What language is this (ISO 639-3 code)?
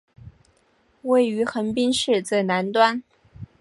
zho